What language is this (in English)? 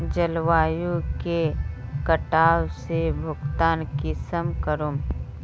Magahi